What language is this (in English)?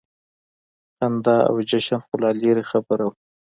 Pashto